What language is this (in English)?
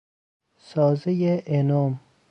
Persian